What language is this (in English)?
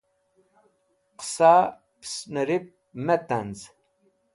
Wakhi